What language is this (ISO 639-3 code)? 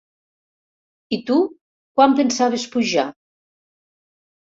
cat